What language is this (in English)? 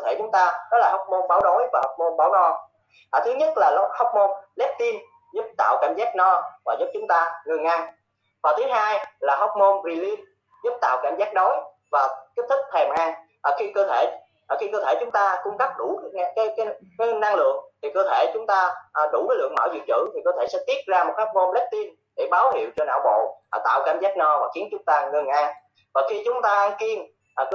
Vietnamese